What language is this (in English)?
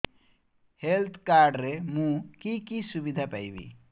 Odia